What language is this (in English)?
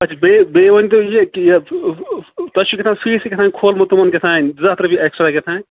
Kashmiri